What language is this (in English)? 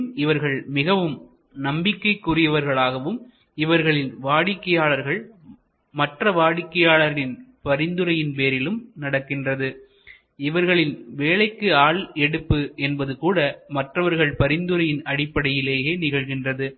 Tamil